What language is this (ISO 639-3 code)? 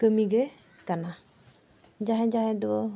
sat